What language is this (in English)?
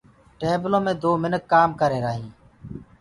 Gurgula